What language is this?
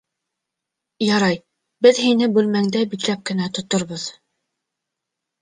Bashkir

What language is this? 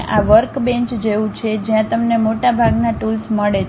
Gujarati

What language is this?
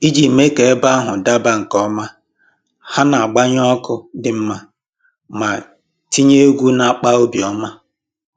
Igbo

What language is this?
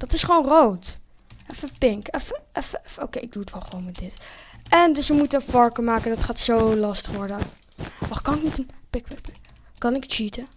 Dutch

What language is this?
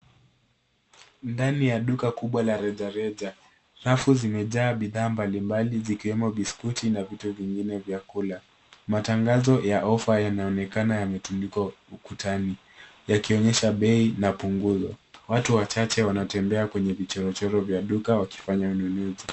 Swahili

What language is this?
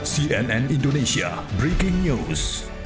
Indonesian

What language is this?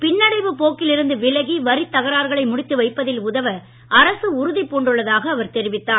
Tamil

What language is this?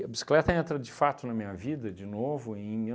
Portuguese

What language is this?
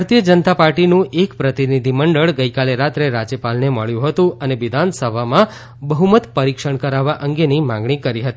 Gujarati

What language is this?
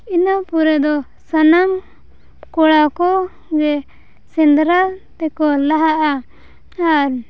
Santali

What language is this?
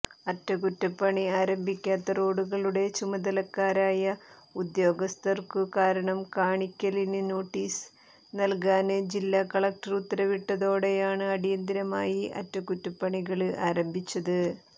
Malayalam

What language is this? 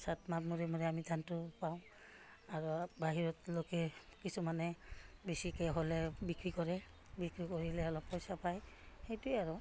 Assamese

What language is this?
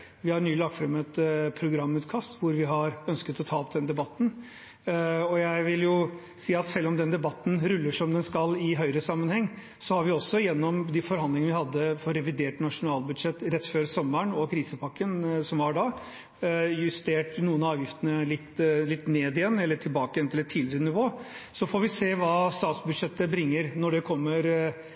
Norwegian Bokmål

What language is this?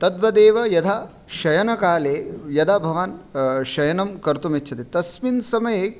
Sanskrit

